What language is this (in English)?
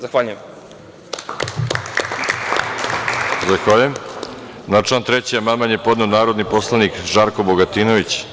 Serbian